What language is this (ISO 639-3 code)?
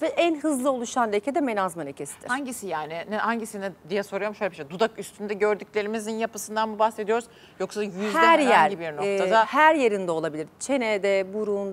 tur